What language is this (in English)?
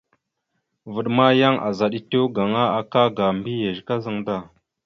Mada (Cameroon)